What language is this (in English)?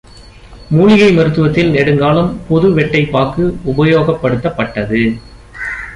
Tamil